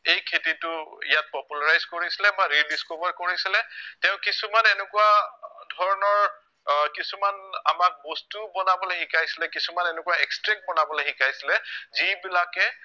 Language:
Assamese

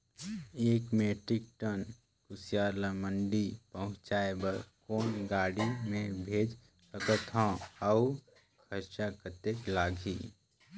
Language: Chhattisgarhi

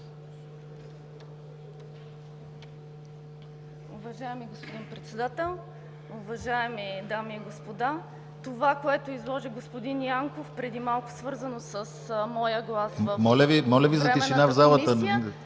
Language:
Bulgarian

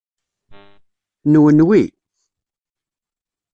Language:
Kabyle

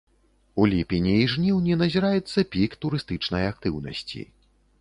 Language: Belarusian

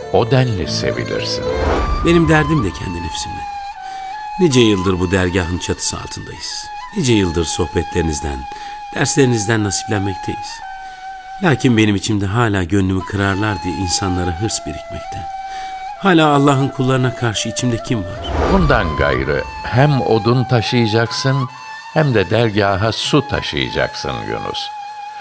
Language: Turkish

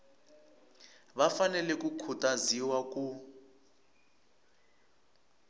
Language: Tsonga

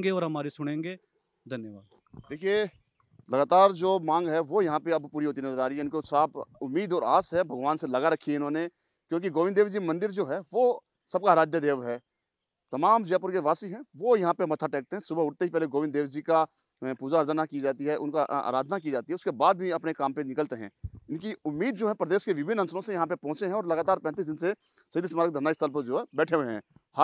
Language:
Hindi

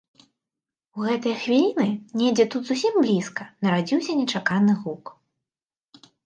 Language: Belarusian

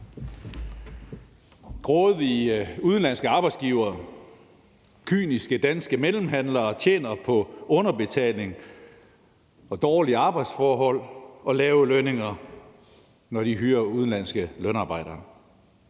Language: Danish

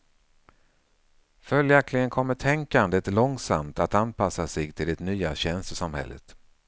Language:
Swedish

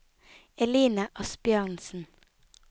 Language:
Norwegian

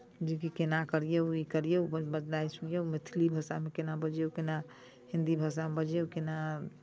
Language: Maithili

